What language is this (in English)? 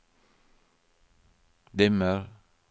Norwegian